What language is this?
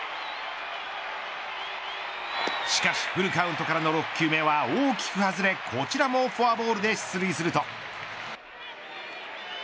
Japanese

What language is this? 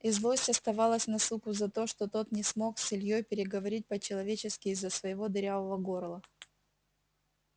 Russian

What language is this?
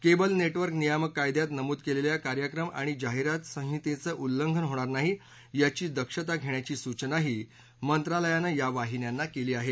Marathi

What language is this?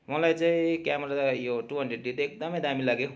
Nepali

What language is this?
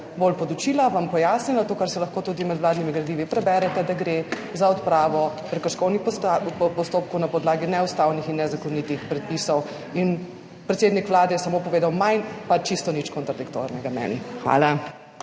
Slovenian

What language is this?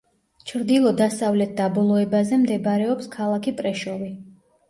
Georgian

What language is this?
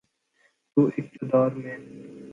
Urdu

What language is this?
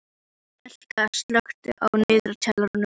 Icelandic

